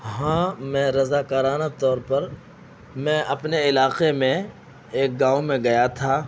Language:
Urdu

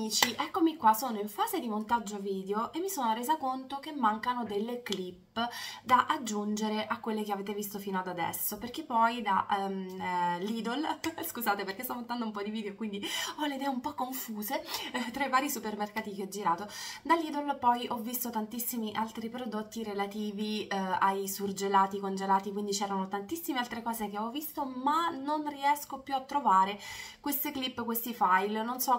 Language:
Italian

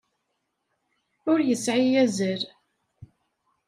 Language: Kabyle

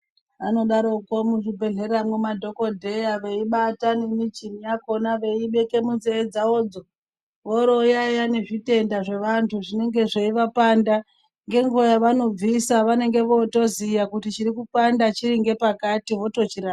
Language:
Ndau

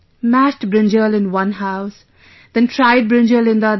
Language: English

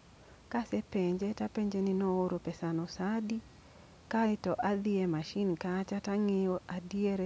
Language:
Luo (Kenya and Tanzania)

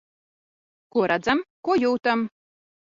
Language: Latvian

